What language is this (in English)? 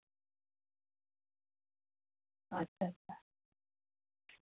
Santali